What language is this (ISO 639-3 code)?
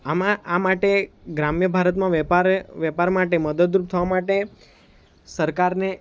guj